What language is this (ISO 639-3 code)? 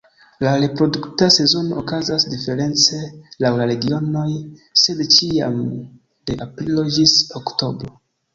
epo